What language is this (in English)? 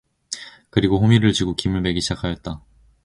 Korean